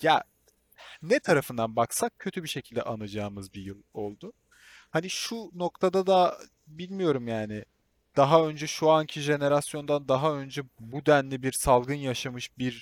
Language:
Turkish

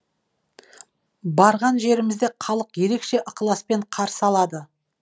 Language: Kazakh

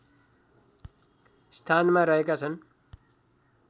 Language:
Nepali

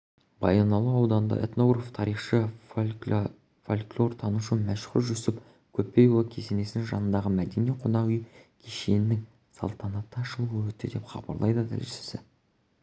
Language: Kazakh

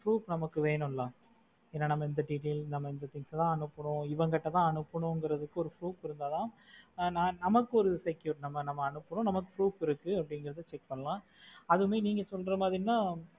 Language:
Tamil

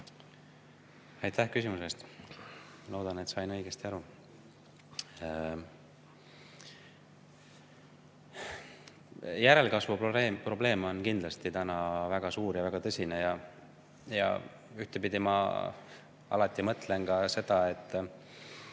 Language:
Estonian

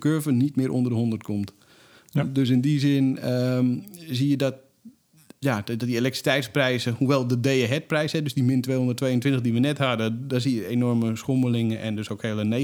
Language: Dutch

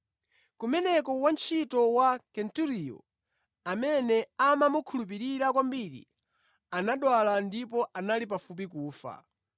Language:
Nyanja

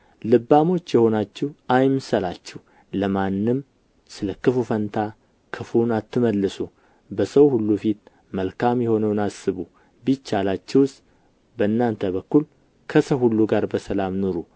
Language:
Amharic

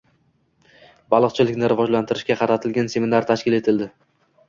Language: Uzbek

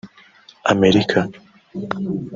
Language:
Kinyarwanda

